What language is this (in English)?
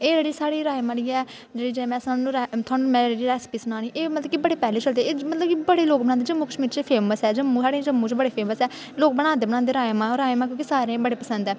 Dogri